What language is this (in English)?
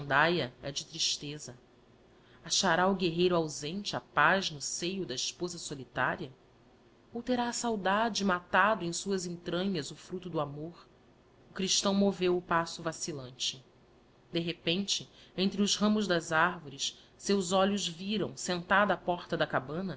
Portuguese